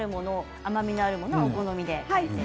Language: Japanese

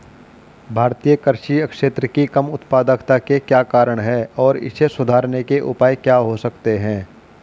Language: Hindi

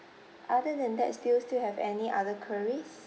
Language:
English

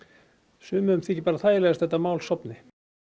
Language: Icelandic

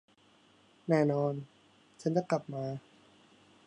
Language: Thai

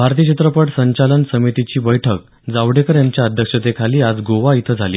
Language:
Marathi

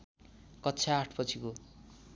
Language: Nepali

